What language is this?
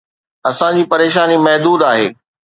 Sindhi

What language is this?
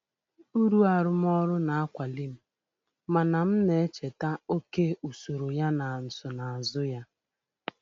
Igbo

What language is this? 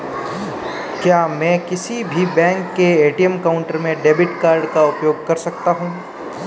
Hindi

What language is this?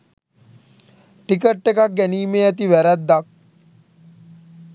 Sinhala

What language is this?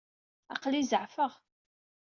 Kabyle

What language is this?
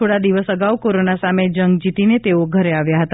Gujarati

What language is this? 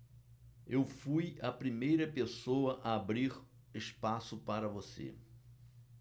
Portuguese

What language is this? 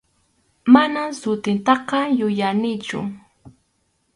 Arequipa-La Unión Quechua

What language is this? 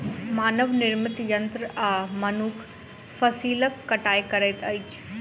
Maithili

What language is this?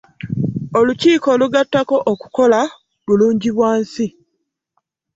Ganda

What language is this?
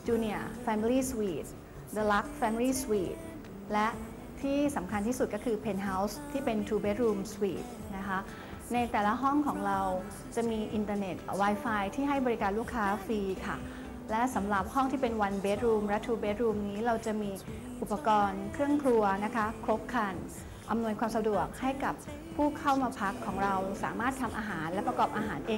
Thai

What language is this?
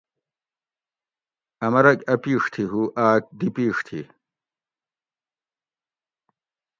Gawri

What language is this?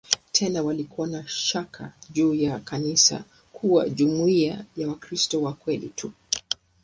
Swahili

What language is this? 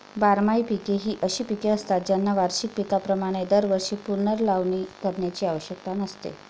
Marathi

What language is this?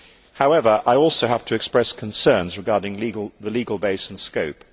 English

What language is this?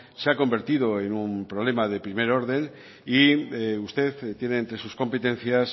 Spanish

